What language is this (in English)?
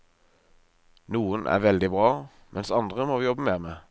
Norwegian